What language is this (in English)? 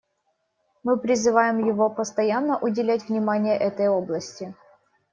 Russian